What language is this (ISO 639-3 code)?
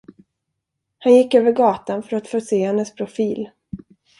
swe